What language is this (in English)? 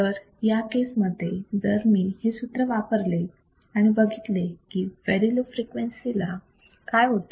Marathi